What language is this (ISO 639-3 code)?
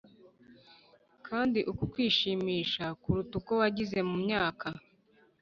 kin